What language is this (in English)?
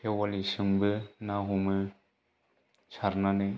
Bodo